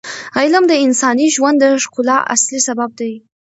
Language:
Pashto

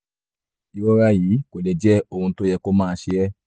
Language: Yoruba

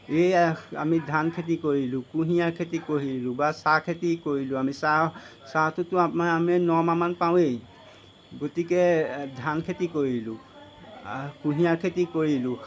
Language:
Assamese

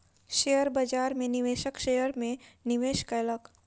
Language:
Maithili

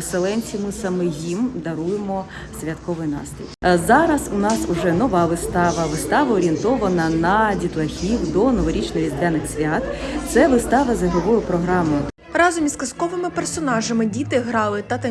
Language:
Ukrainian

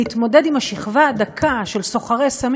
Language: Hebrew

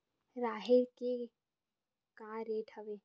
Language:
Chhattisgarhi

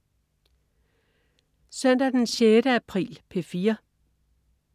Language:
Danish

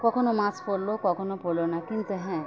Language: Bangla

